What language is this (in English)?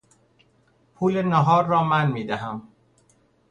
Persian